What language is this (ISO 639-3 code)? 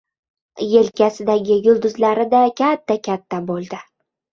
uzb